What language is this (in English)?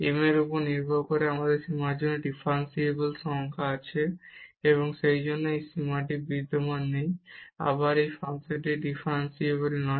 Bangla